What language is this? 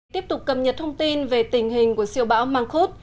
Vietnamese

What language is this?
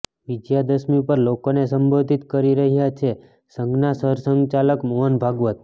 Gujarati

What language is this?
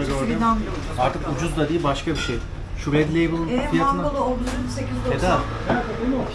Turkish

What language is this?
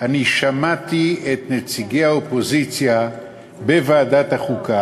Hebrew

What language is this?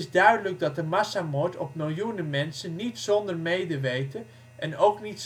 Dutch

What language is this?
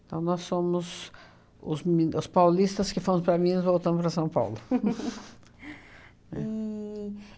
Portuguese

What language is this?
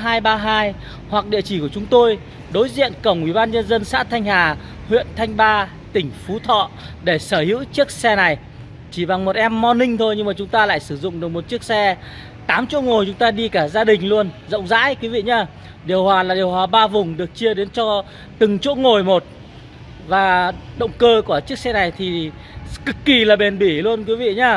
Vietnamese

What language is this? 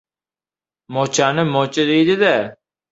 Uzbek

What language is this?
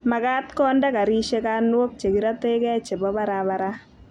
Kalenjin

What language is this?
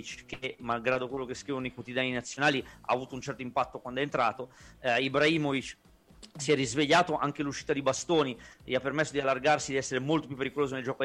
Italian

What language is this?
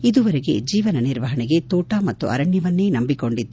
Kannada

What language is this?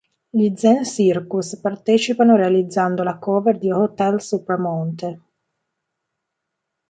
Italian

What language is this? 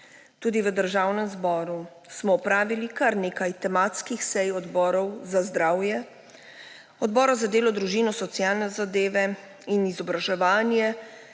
Slovenian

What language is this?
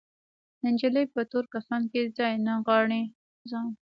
Pashto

